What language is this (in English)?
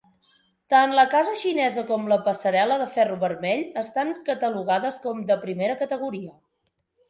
Catalan